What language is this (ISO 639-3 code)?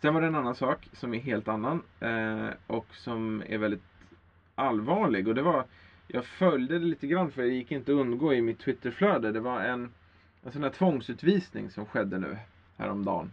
swe